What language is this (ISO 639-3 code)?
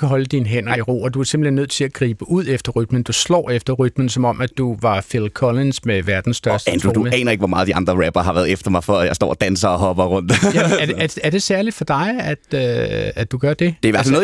dan